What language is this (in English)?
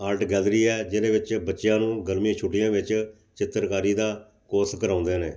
Punjabi